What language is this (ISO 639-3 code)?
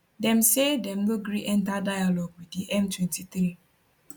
pcm